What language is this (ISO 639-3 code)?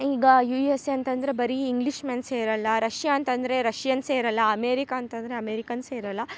kan